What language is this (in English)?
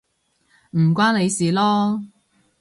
Cantonese